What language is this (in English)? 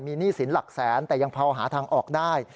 Thai